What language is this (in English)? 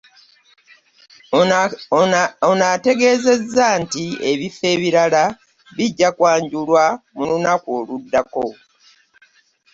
Ganda